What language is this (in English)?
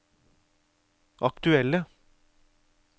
Norwegian